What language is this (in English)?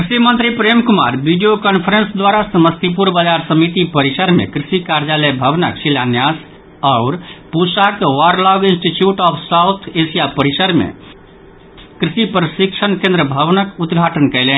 Maithili